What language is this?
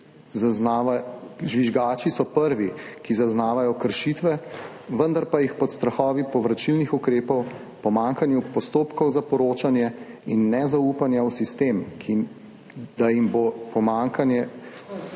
Slovenian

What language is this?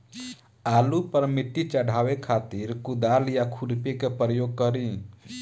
Bhojpuri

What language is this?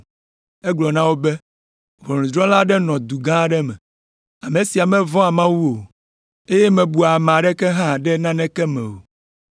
Ewe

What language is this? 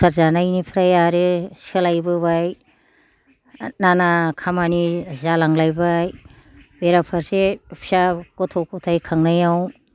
Bodo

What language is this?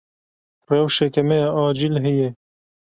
Kurdish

